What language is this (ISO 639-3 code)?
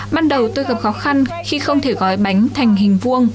vie